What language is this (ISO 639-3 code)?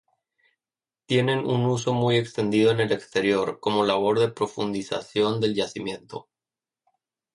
spa